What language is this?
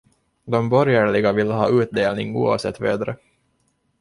Swedish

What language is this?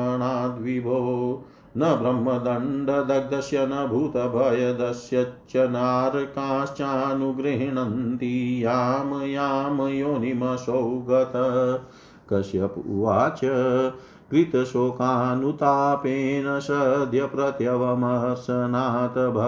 Hindi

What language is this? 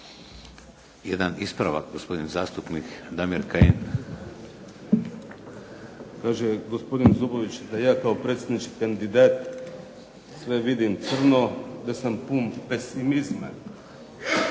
Croatian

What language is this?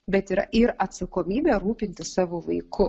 Lithuanian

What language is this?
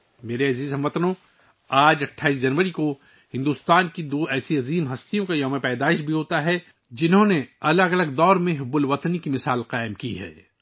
Urdu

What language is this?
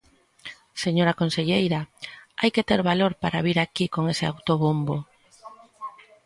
Galician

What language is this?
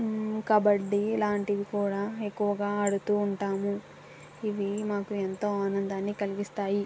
Telugu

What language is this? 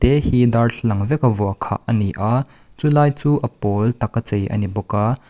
Mizo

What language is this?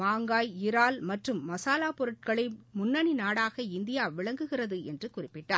Tamil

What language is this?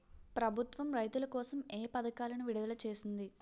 Telugu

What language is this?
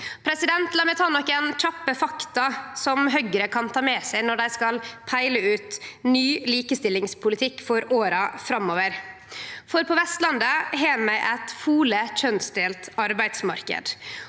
Norwegian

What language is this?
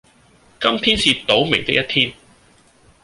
Cantonese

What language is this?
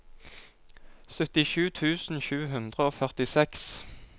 Norwegian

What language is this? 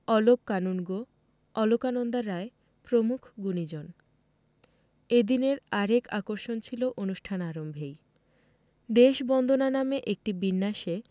Bangla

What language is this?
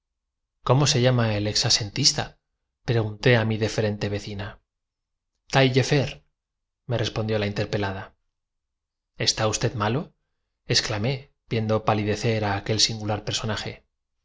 Spanish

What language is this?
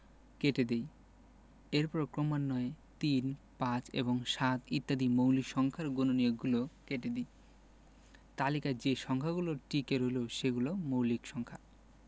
Bangla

